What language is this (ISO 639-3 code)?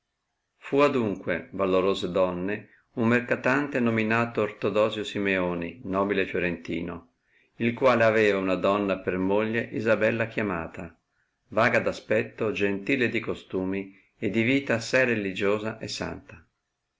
ita